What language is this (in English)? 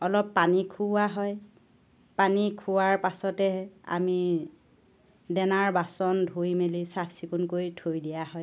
Assamese